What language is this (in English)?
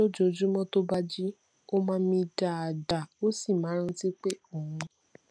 Yoruba